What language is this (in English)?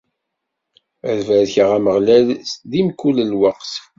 Kabyle